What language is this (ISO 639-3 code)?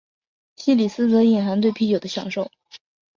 zho